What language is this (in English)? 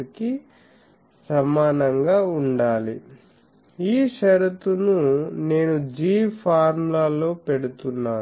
Telugu